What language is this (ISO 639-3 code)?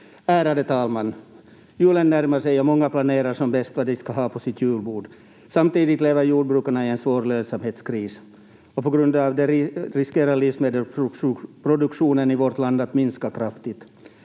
fin